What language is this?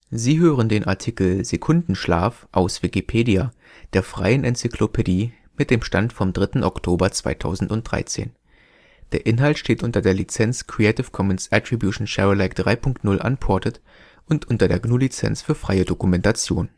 German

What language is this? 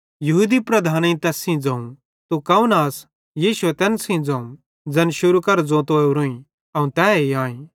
Bhadrawahi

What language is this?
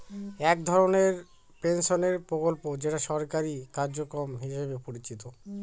Bangla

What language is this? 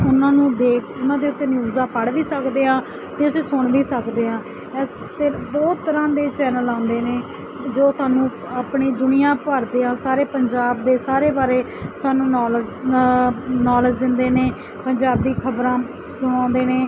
Punjabi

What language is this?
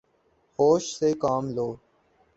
Urdu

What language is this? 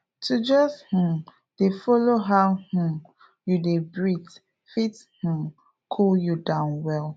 Nigerian Pidgin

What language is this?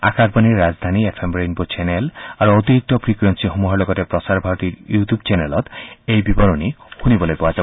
Assamese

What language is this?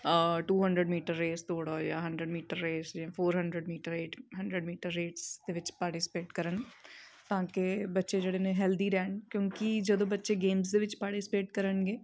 Punjabi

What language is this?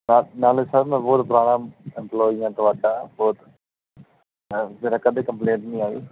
Punjabi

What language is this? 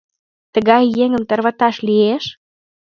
Mari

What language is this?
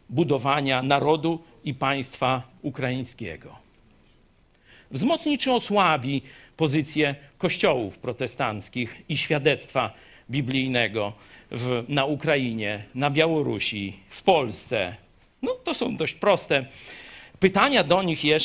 Polish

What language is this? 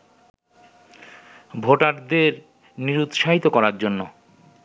Bangla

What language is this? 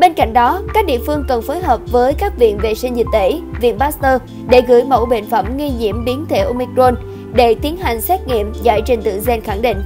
Vietnamese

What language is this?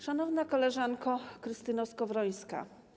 Polish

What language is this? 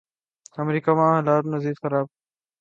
Urdu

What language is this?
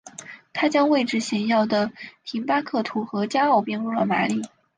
Chinese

